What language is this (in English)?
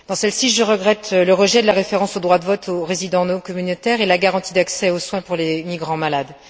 French